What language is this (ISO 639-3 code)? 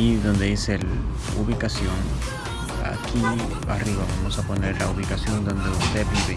spa